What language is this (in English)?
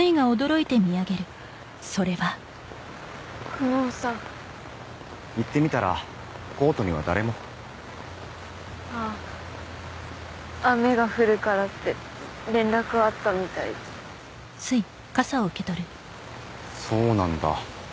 Japanese